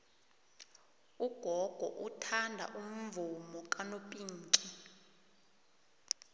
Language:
South Ndebele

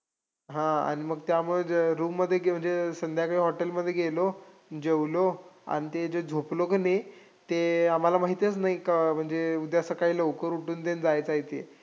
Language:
Marathi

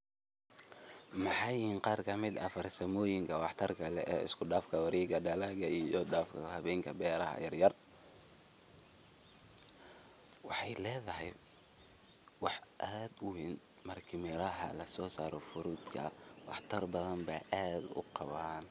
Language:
Somali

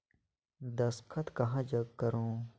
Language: Chhattisgarhi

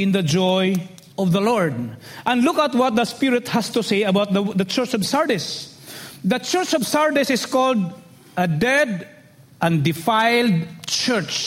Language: English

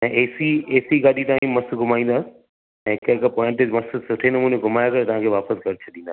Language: Sindhi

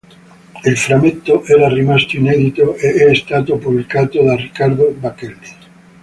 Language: Italian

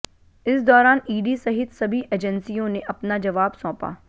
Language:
Hindi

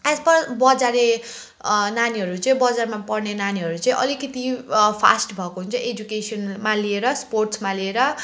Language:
Nepali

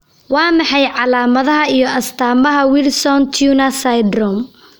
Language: Somali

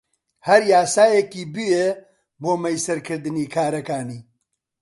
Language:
Central Kurdish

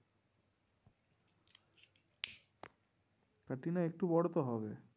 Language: Bangla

